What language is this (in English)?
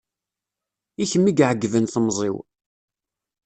Kabyle